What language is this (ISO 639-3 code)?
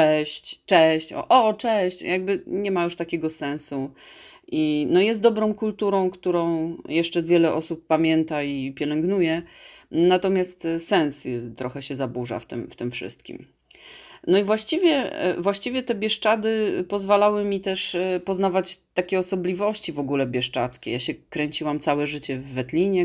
pol